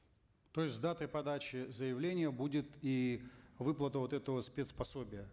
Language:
Kazakh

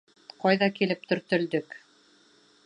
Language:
Bashkir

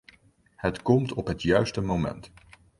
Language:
Dutch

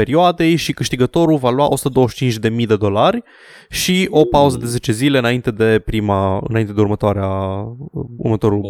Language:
Romanian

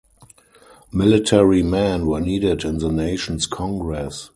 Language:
English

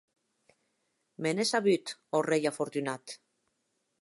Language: Occitan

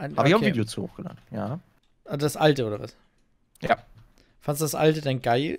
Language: German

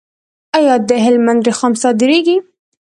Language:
Pashto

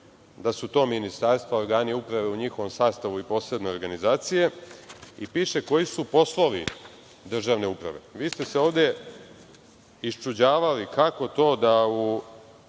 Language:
Serbian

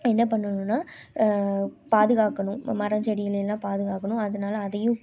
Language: Tamil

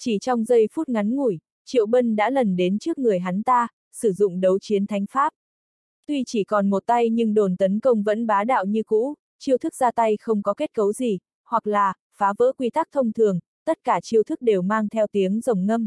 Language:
Vietnamese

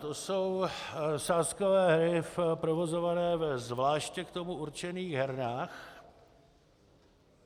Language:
Czech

